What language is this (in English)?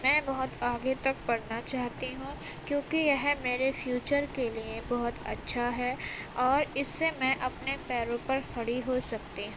Urdu